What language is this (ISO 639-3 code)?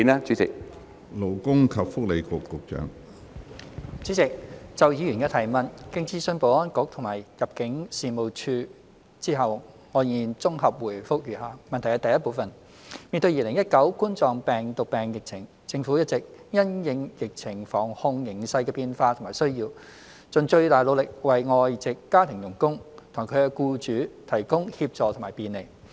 yue